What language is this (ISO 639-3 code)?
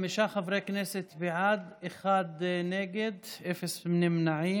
heb